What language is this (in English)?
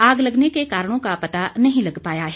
Hindi